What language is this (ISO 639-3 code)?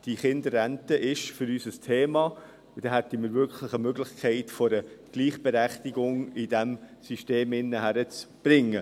gsw